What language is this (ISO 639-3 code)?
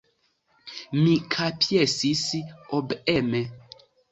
epo